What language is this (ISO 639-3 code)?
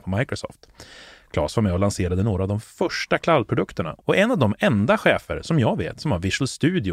swe